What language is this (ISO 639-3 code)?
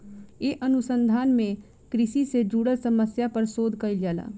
bho